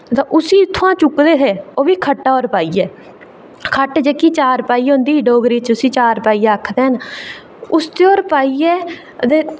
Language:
Dogri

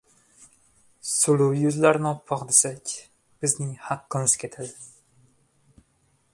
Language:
Uzbek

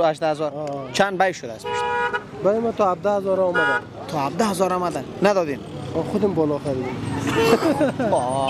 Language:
Persian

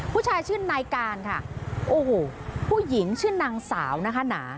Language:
Thai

